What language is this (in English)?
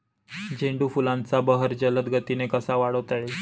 Marathi